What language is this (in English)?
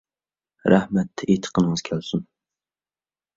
Uyghur